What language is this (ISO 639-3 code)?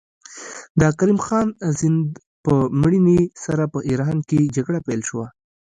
pus